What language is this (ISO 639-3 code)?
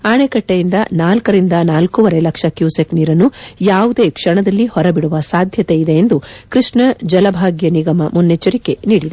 kan